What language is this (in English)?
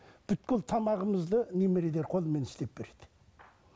Kazakh